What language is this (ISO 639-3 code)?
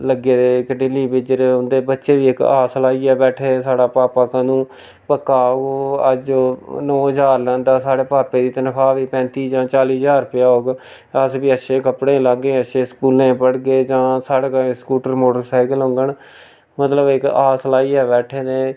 doi